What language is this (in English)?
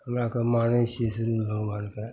Maithili